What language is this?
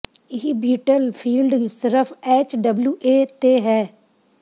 Punjabi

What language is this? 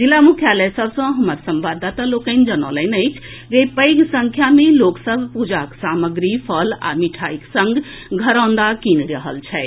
Maithili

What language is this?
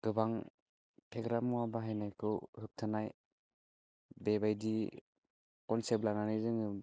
Bodo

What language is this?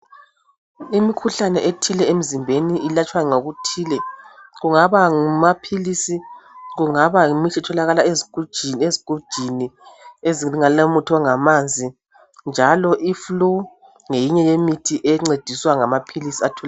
North Ndebele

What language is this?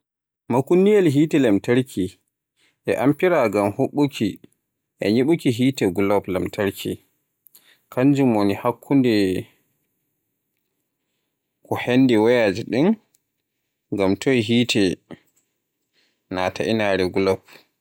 Borgu Fulfulde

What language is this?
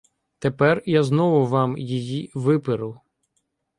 Ukrainian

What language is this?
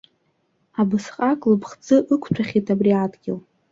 Abkhazian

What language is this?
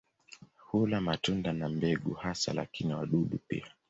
Swahili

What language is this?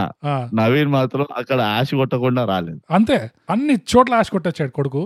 Telugu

